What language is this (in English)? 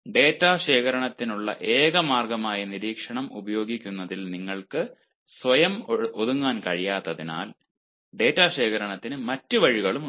Malayalam